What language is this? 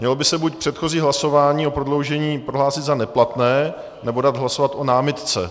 Czech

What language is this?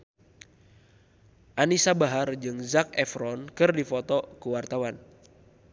Sundanese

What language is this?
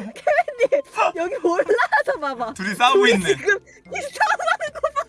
Korean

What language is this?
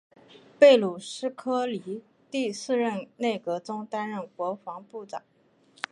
Chinese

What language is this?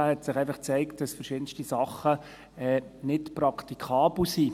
Swiss German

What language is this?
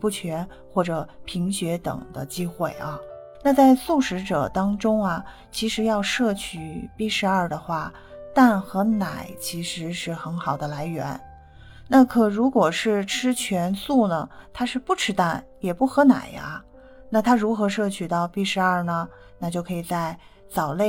Chinese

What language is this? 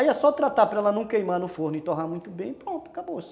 Portuguese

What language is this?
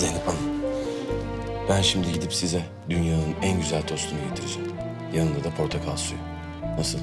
Turkish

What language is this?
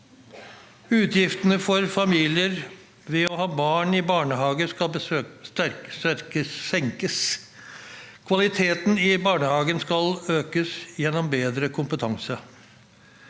Norwegian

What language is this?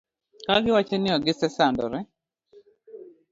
Luo (Kenya and Tanzania)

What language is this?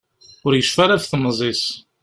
Kabyle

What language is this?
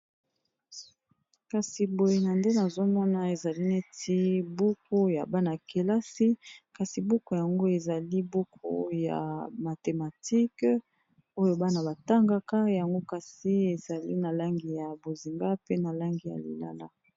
Lingala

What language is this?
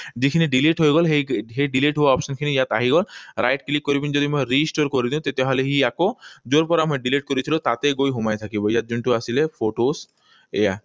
Assamese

